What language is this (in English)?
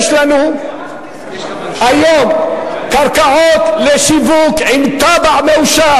Hebrew